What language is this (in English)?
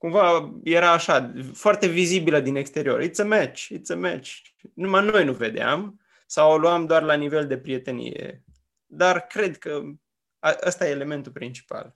Romanian